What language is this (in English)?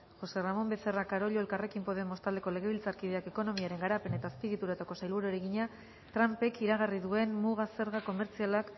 Basque